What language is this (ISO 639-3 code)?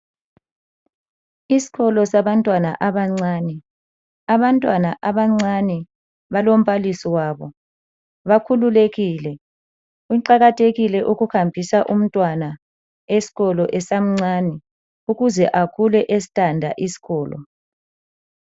nde